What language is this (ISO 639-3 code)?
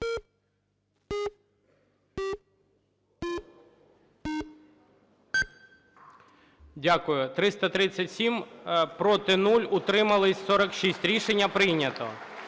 ukr